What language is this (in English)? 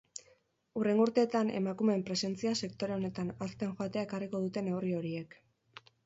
Basque